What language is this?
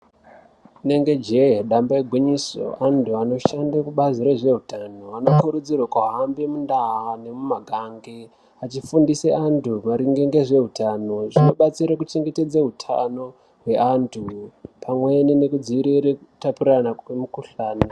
Ndau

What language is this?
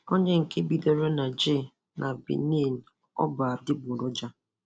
Igbo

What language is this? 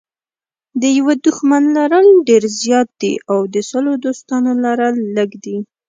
Pashto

